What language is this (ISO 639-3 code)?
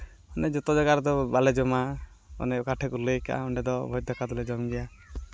sat